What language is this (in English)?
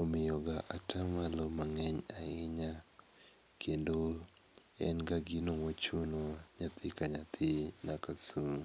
Luo (Kenya and Tanzania)